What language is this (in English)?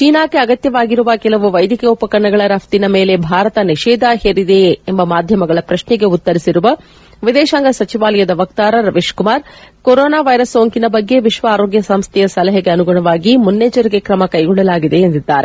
Kannada